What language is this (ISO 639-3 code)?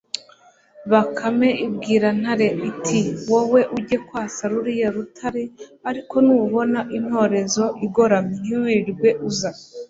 kin